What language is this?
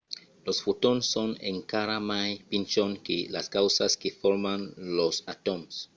Occitan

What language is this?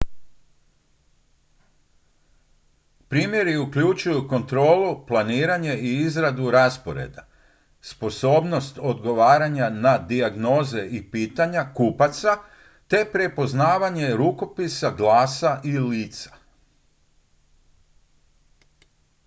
Croatian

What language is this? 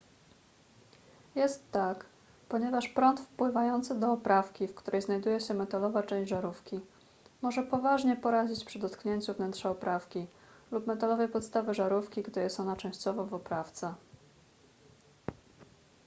Polish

